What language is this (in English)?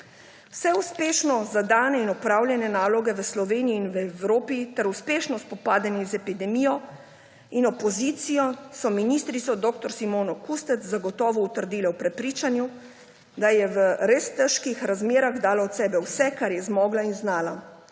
Slovenian